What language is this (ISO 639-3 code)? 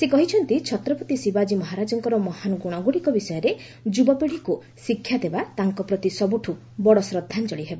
ori